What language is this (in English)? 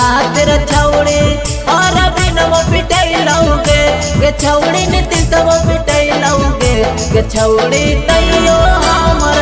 Hindi